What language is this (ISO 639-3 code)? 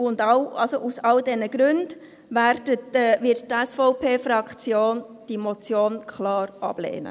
gsw